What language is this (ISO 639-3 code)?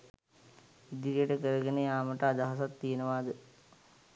sin